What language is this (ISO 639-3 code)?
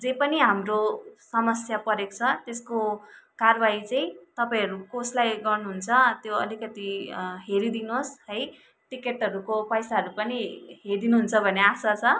nep